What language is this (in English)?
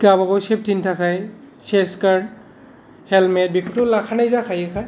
Bodo